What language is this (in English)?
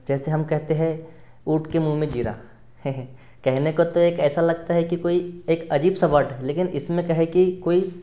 Hindi